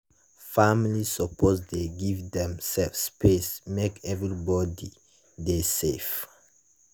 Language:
Nigerian Pidgin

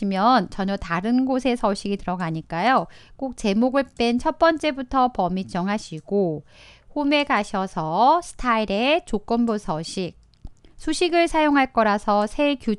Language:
Korean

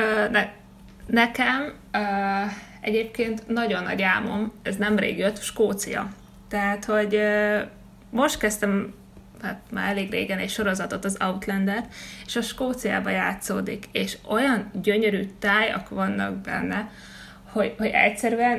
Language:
Hungarian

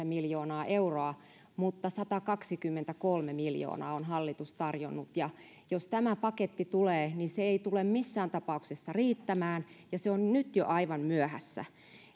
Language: Finnish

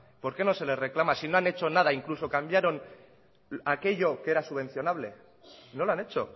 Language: Spanish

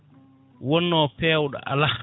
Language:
Fula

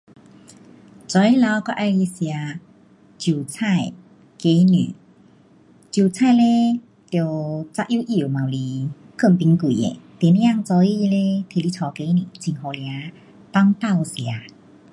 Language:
Pu-Xian Chinese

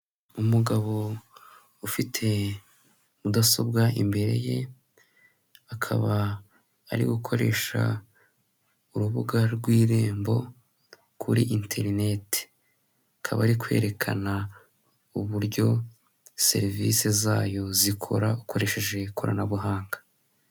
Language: Kinyarwanda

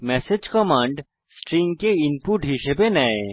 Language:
Bangla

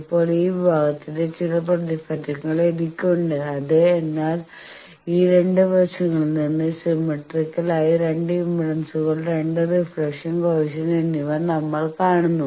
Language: Malayalam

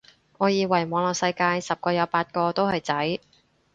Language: Cantonese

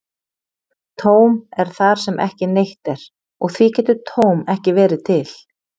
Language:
Icelandic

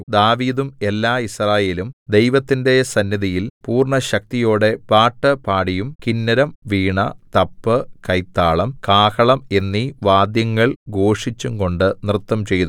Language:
Malayalam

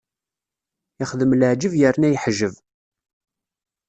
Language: Kabyle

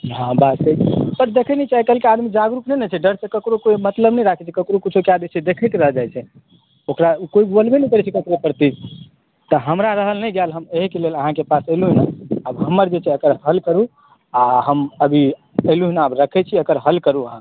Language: Maithili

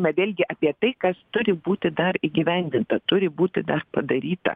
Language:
Lithuanian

